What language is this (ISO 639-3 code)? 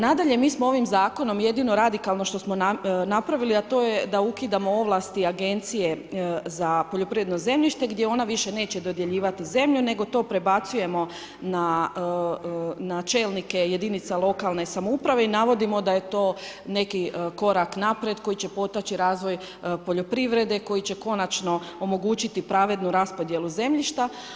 hrv